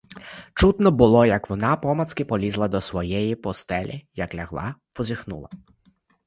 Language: Ukrainian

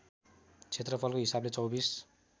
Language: Nepali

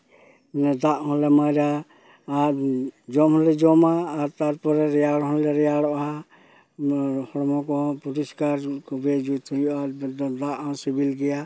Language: Santali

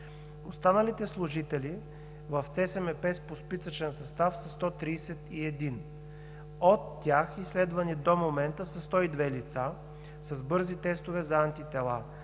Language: Bulgarian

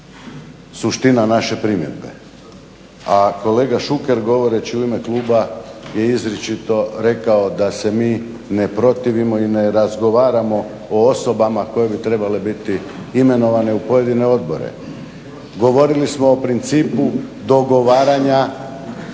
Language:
Croatian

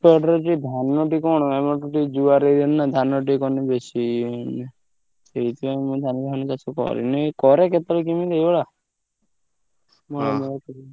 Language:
Odia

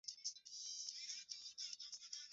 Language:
Swahili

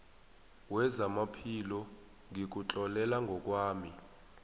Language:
South Ndebele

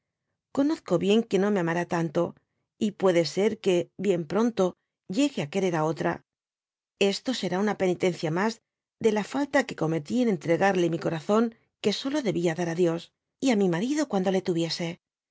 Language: Spanish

